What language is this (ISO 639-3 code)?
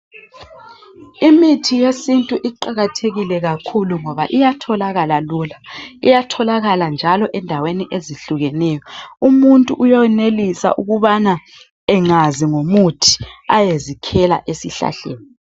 nde